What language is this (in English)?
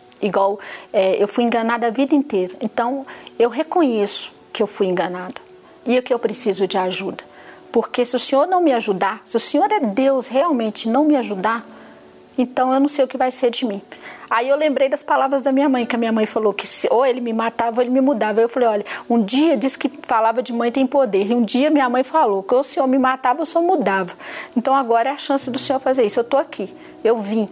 Portuguese